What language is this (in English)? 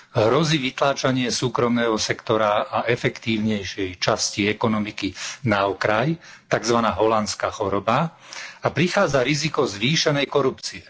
Slovak